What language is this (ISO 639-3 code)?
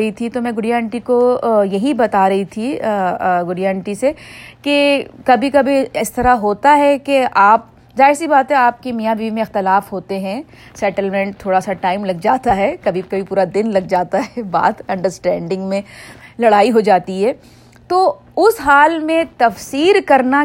urd